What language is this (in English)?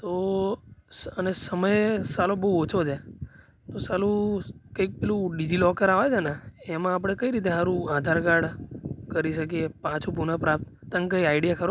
Gujarati